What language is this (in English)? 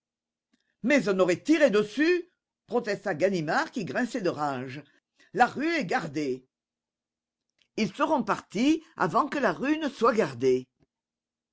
French